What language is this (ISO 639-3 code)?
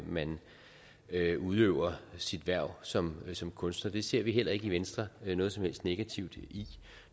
dan